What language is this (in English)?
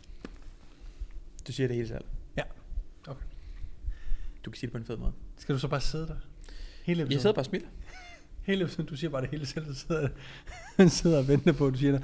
Danish